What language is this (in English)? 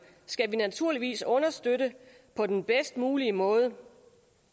Danish